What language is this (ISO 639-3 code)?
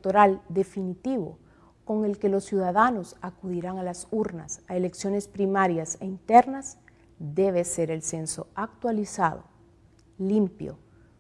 spa